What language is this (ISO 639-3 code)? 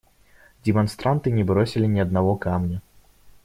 rus